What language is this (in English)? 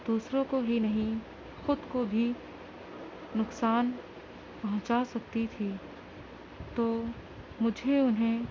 Urdu